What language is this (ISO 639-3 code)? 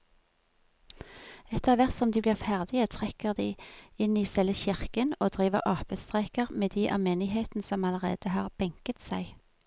nor